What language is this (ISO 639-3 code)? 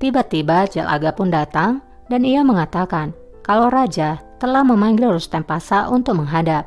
ind